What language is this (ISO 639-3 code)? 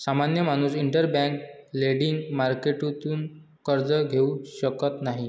mar